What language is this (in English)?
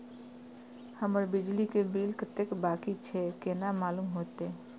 Maithili